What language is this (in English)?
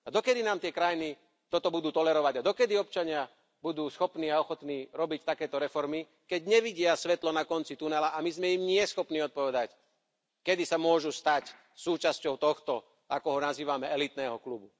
Slovak